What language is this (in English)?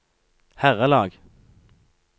Norwegian